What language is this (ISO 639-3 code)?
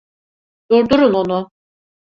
tur